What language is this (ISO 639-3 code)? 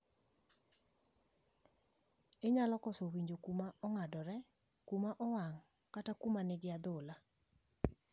luo